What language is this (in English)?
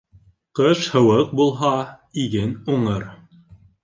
Bashkir